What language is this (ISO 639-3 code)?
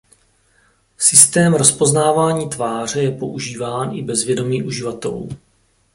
ces